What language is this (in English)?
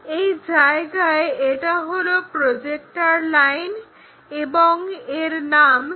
Bangla